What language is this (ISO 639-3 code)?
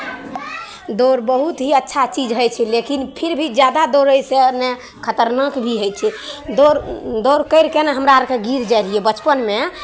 mai